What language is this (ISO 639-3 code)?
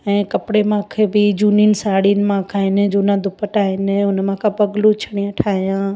snd